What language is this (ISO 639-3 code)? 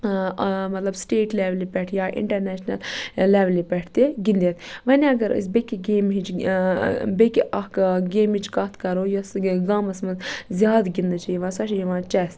kas